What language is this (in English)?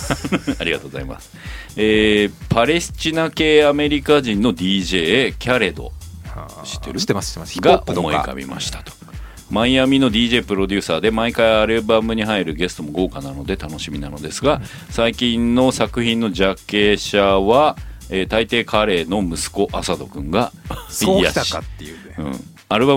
Japanese